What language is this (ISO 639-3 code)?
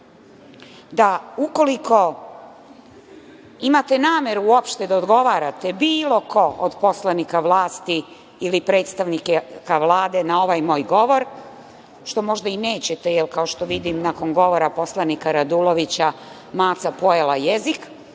srp